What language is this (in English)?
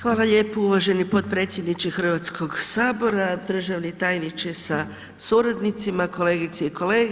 Croatian